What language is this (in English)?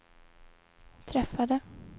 Swedish